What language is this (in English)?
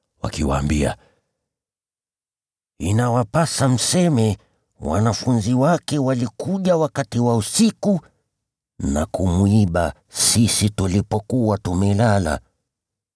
Swahili